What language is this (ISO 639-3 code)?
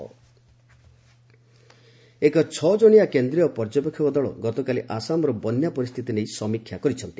ori